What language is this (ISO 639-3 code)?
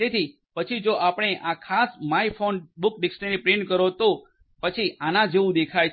guj